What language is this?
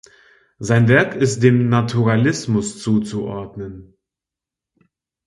German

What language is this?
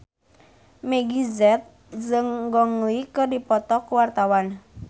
Sundanese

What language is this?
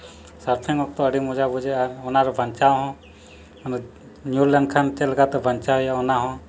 Santali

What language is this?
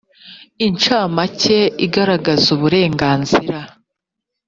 Kinyarwanda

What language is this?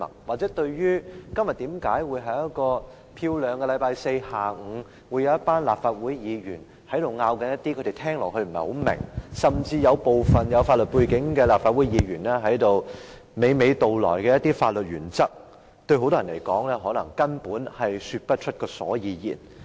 Cantonese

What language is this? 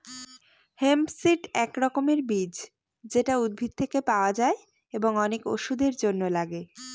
Bangla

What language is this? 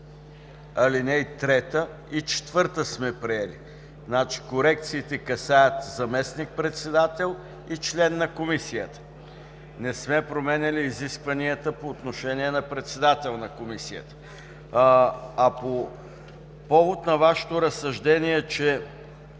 Bulgarian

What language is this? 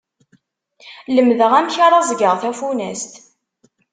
Kabyle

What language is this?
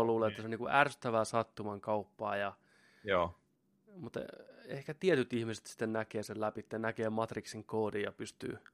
Finnish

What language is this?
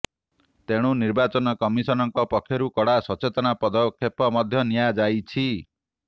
Odia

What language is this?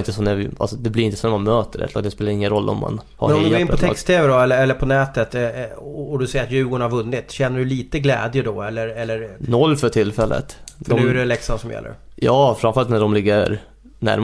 Swedish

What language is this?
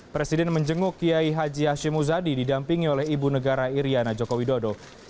Indonesian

